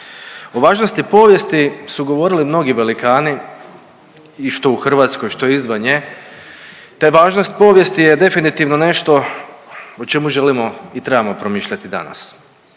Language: Croatian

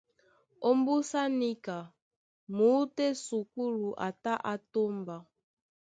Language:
Duala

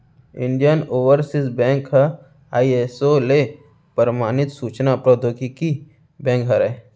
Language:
Chhattisgarhi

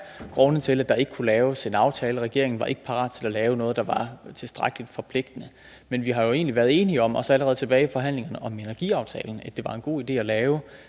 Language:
Danish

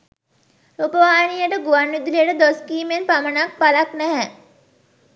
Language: Sinhala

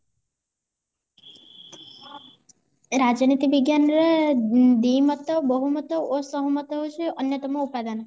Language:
Odia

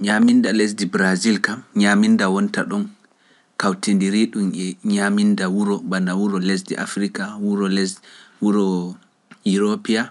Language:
Pular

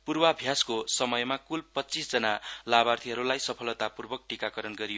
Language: Nepali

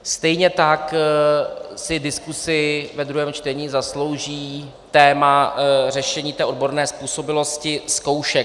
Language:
Czech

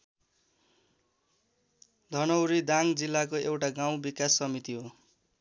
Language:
Nepali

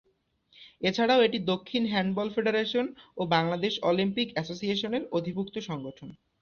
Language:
Bangla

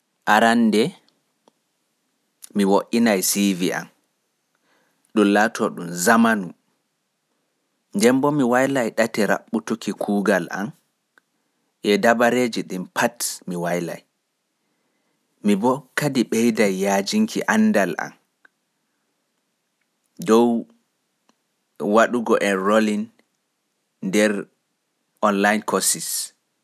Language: Fula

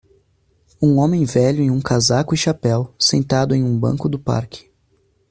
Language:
Portuguese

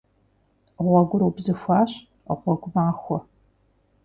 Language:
Kabardian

